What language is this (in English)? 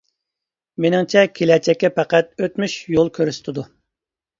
Uyghur